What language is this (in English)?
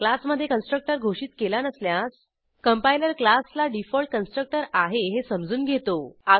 Marathi